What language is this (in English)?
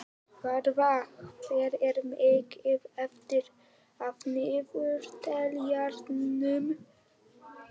Icelandic